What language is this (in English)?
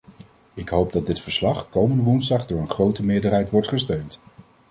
Dutch